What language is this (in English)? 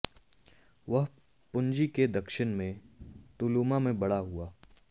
Hindi